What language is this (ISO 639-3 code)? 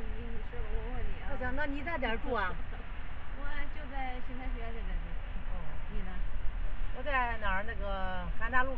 zho